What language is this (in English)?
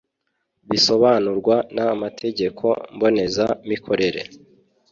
Kinyarwanda